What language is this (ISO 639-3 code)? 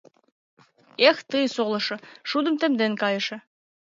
chm